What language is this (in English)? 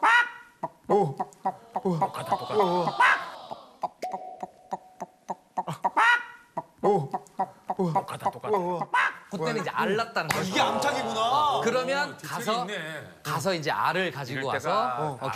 Korean